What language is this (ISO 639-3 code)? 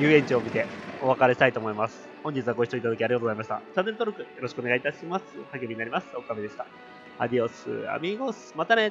jpn